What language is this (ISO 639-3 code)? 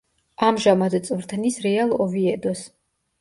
kat